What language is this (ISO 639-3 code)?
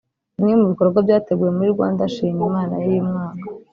kin